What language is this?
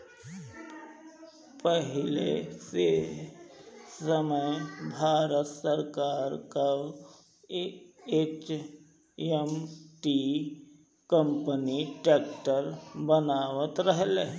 Bhojpuri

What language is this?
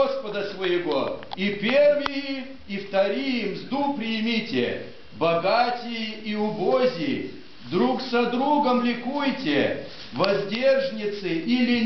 Russian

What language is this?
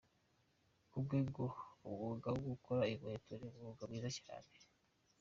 Kinyarwanda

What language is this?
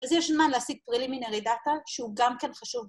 Hebrew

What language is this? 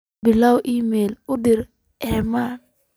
Somali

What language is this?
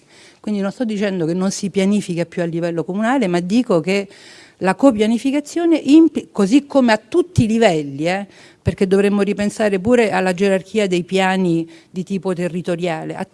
Italian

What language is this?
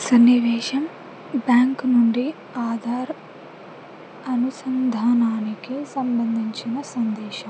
Telugu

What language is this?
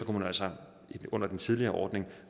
Danish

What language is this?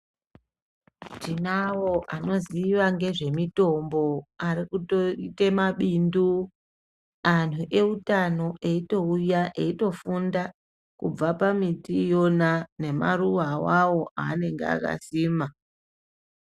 Ndau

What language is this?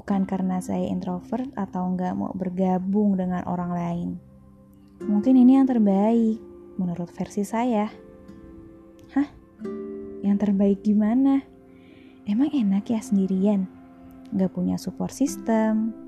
Indonesian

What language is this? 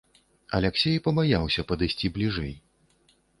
Belarusian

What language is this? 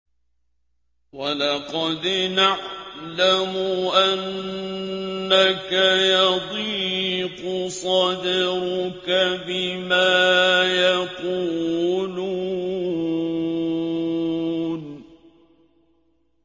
Arabic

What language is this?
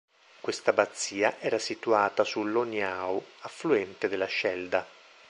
Italian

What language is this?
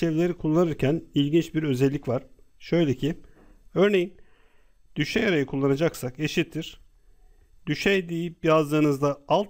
Turkish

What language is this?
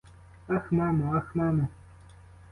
Ukrainian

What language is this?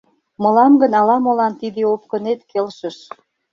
Mari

